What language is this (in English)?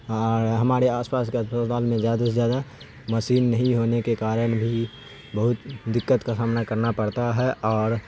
Urdu